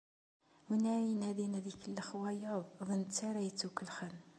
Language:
Kabyle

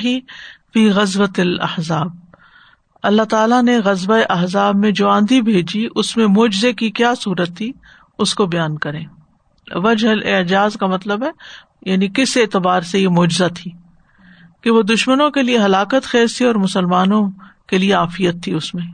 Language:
Urdu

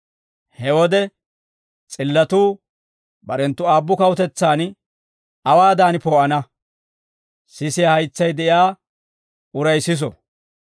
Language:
Dawro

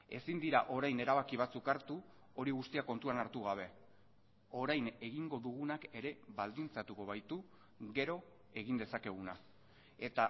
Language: Basque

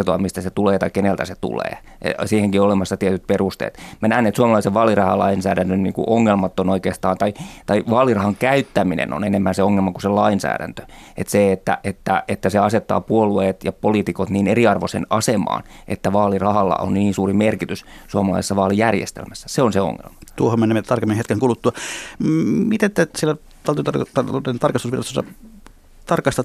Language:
Finnish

